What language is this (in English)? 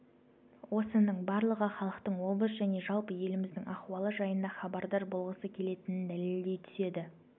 Kazakh